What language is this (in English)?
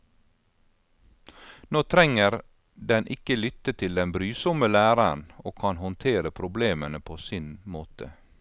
Norwegian